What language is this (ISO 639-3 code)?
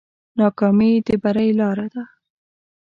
pus